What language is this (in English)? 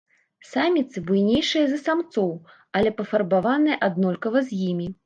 Belarusian